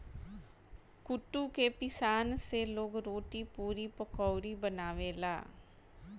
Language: Bhojpuri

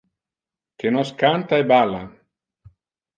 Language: Interlingua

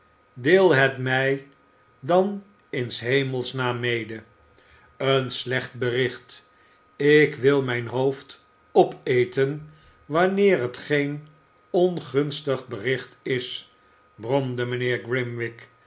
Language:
Dutch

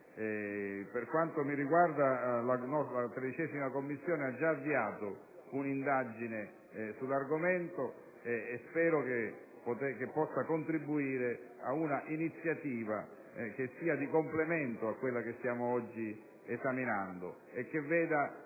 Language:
Italian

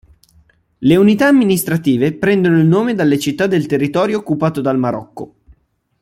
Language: Italian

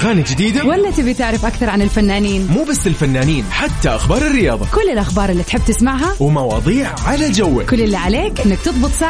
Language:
Arabic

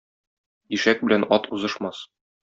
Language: Tatar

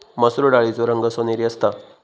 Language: Marathi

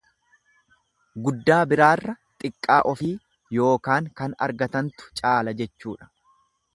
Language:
Oromo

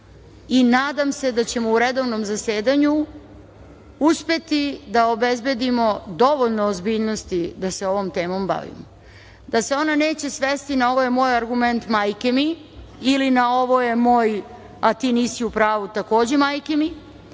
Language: Serbian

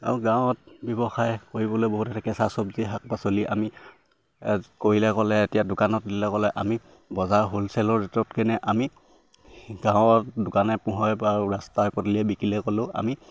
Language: Assamese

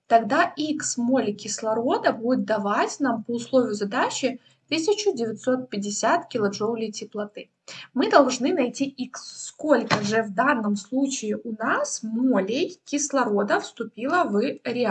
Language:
Russian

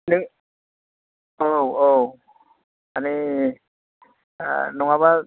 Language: Bodo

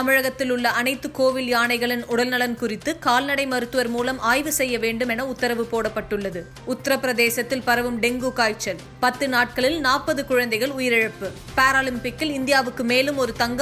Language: Tamil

